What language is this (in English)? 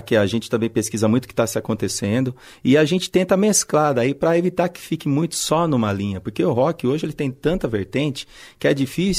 Portuguese